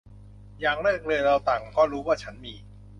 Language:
Thai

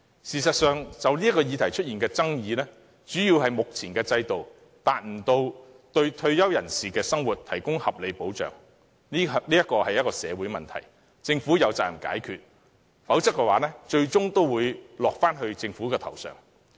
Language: Cantonese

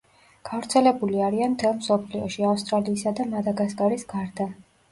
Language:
Georgian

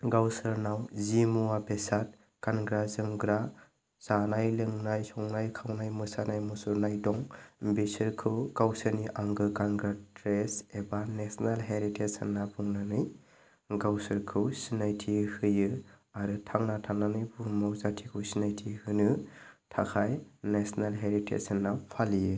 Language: Bodo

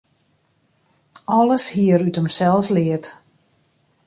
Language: Western Frisian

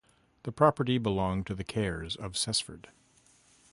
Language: English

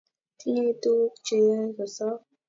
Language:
Kalenjin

